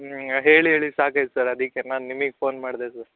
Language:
Kannada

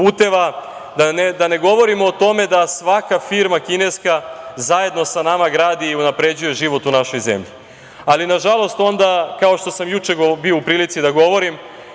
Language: Serbian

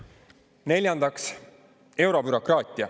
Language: Estonian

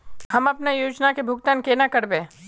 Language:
Magahi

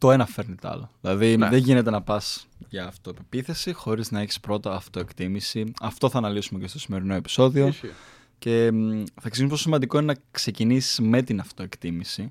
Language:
Greek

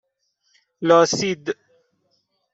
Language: Persian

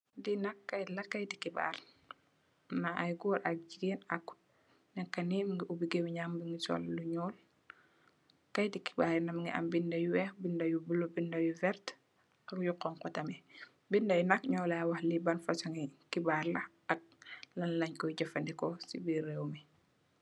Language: Wolof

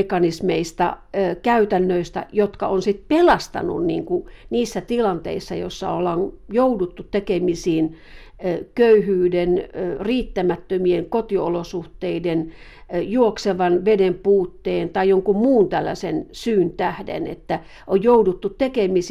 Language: Finnish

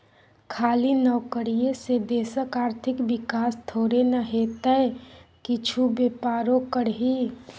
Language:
Maithili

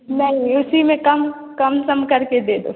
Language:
Hindi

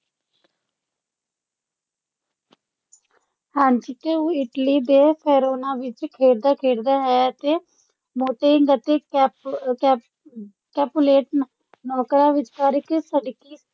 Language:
Punjabi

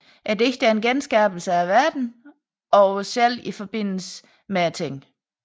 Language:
Danish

